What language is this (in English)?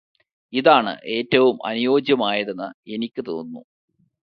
Malayalam